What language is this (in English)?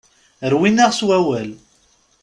Kabyle